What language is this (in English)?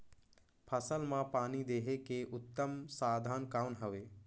Chhattisgarhi